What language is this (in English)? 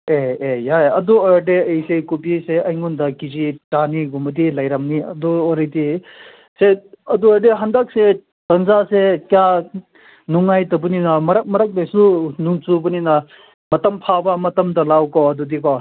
Manipuri